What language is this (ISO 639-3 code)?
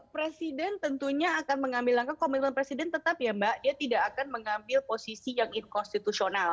ind